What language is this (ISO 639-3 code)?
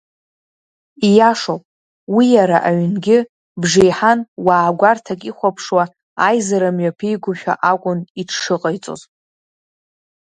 abk